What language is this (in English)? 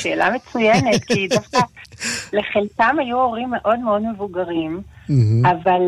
Hebrew